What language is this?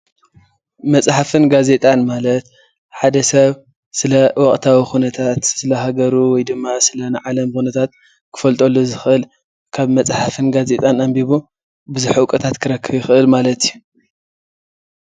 Tigrinya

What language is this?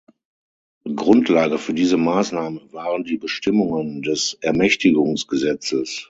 German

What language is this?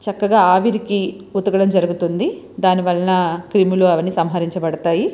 Telugu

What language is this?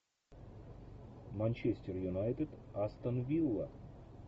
Russian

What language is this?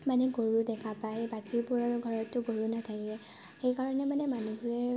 Assamese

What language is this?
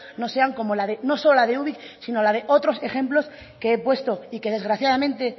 Spanish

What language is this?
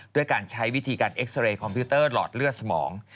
Thai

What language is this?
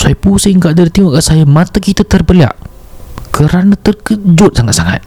Malay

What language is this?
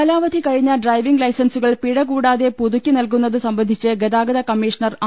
Malayalam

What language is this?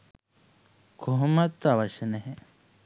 Sinhala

